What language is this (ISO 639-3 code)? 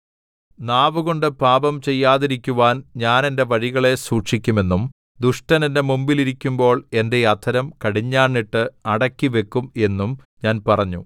mal